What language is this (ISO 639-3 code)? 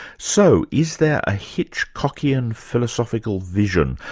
eng